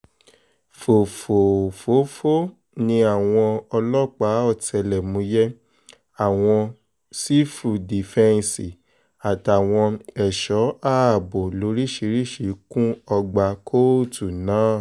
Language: Yoruba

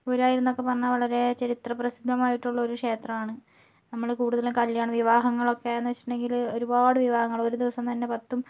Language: Malayalam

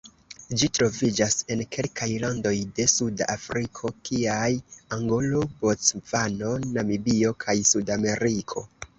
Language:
Esperanto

